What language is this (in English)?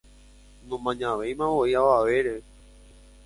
Guarani